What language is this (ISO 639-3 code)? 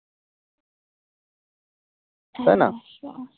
ben